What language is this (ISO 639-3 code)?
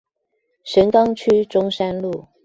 zho